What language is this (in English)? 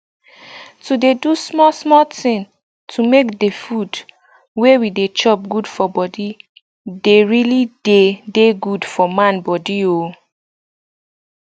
Nigerian Pidgin